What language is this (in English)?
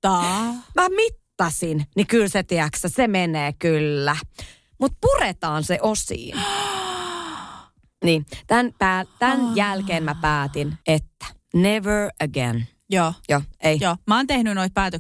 Finnish